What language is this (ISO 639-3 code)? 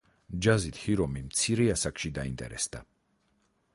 kat